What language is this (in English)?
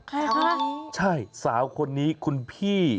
Thai